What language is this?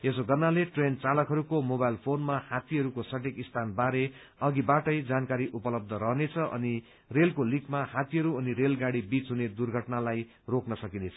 Nepali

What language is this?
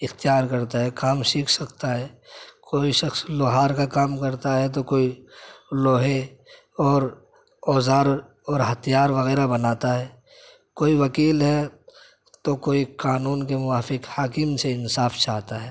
Urdu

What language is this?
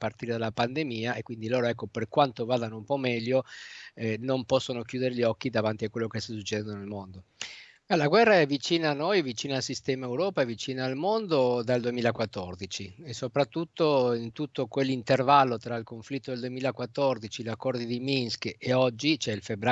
Italian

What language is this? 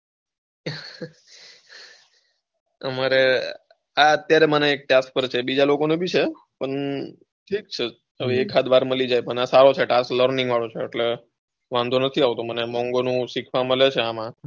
Gujarati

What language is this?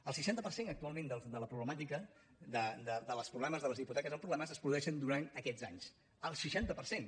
Catalan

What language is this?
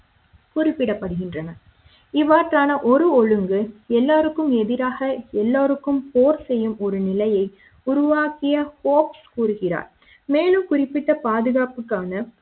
Tamil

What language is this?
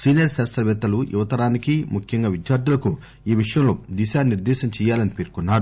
Telugu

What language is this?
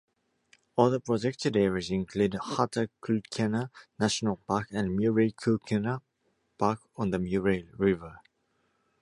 English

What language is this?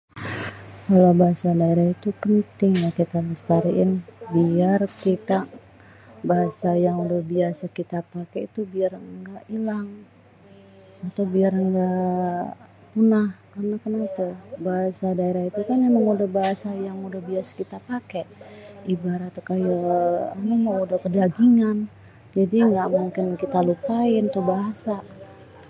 Betawi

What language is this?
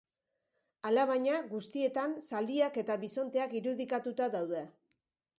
Basque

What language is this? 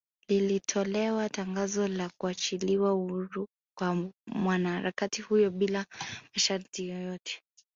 Swahili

